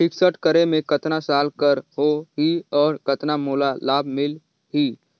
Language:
Chhattisgarhi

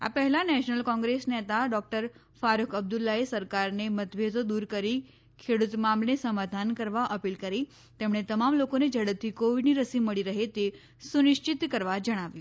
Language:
Gujarati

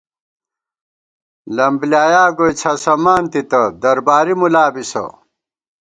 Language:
Gawar-Bati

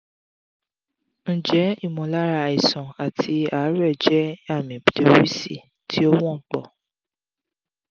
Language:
Yoruba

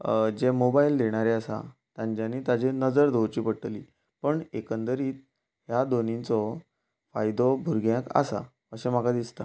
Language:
Konkani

